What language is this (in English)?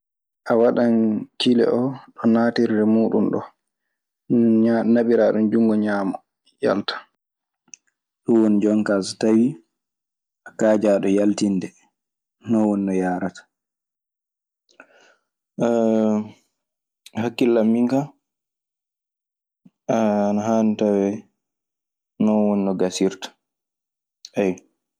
Maasina Fulfulde